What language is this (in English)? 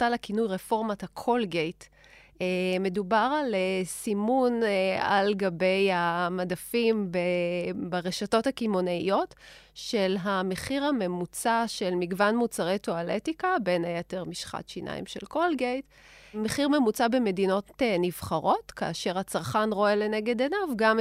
Hebrew